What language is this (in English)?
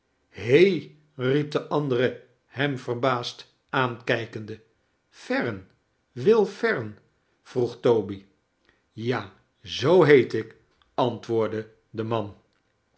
Dutch